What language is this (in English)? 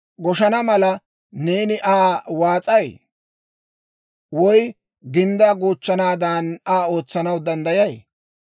Dawro